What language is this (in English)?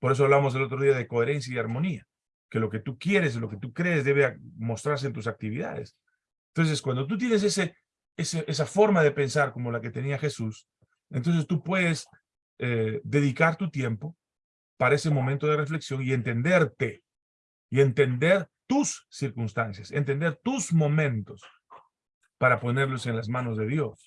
Spanish